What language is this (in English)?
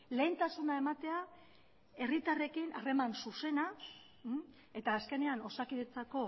Basque